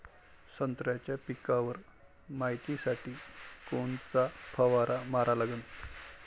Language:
Marathi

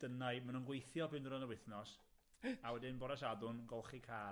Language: Welsh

